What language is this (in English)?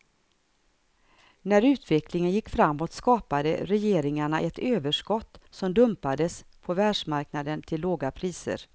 Swedish